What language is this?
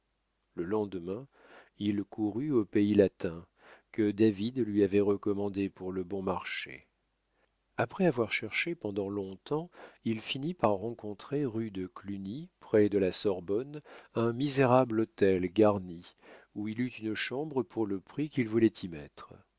French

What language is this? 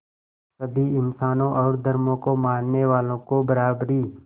Hindi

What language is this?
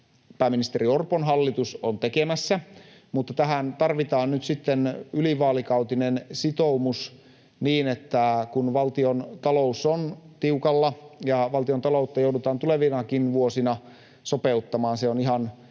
Finnish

